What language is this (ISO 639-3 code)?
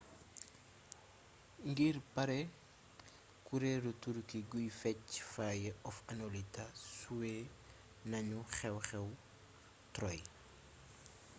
wol